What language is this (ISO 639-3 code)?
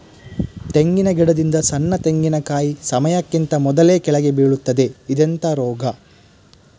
kan